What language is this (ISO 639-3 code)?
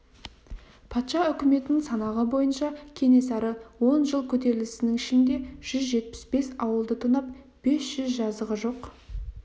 kaz